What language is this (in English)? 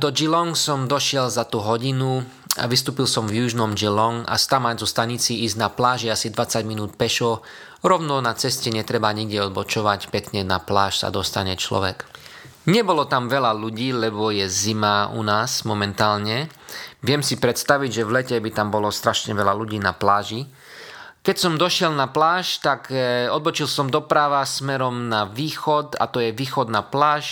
Slovak